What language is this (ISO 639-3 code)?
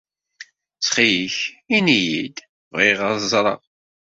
kab